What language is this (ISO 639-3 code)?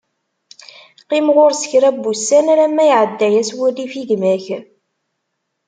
kab